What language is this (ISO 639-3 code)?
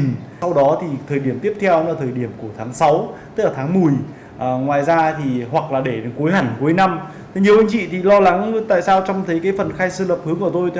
vie